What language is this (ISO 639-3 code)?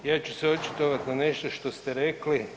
hrv